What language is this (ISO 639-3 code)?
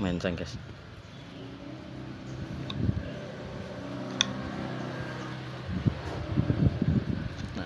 ind